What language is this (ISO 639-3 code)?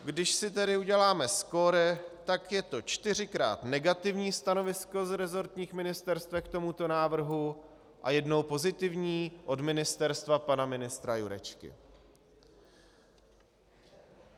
ces